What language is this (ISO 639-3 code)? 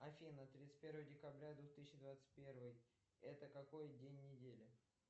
rus